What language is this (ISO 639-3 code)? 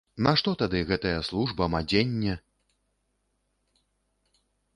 bel